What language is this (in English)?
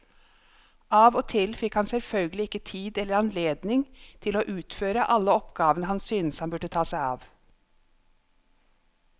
Norwegian